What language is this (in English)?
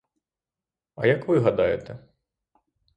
Ukrainian